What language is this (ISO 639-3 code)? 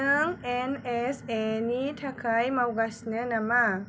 brx